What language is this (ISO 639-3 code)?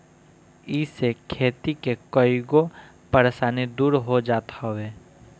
bho